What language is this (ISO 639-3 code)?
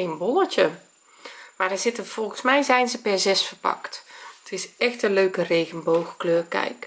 nld